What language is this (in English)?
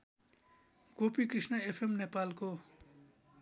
Nepali